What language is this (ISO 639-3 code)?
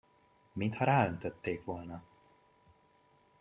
hun